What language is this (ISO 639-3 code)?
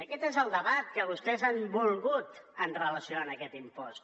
cat